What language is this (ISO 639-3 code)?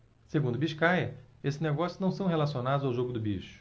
por